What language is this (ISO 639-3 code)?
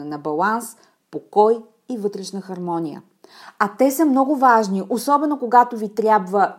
bul